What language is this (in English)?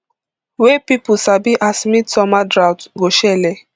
Nigerian Pidgin